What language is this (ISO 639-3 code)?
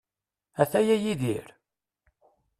kab